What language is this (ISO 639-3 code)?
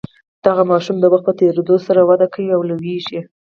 pus